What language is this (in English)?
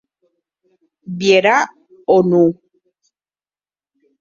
Occitan